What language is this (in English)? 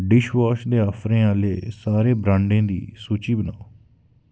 Dogri